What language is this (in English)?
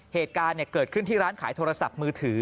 Thai